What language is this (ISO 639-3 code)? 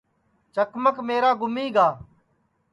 ssi